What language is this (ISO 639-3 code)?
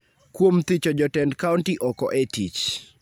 luo